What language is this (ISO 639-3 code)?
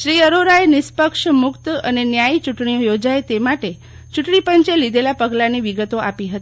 guj